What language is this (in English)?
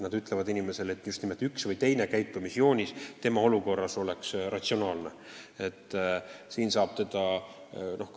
Estonian